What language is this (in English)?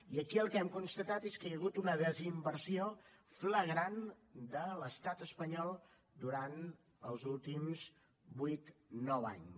Catalan